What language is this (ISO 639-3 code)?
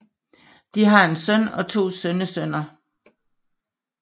dan